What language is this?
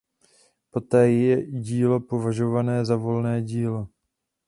Czech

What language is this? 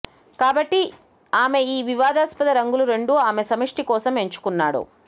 Telugu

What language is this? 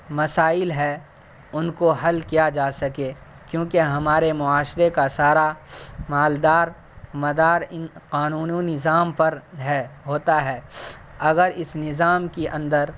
Urdu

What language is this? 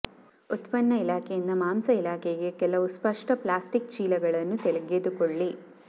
Kannada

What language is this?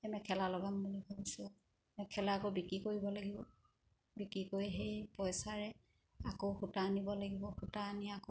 Assamese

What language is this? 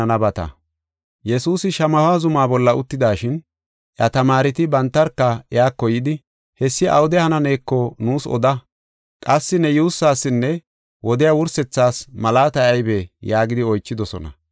Gofa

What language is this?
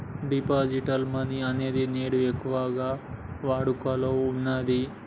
Telugu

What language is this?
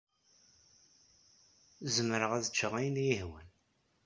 Kabyle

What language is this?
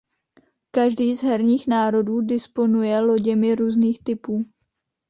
Czech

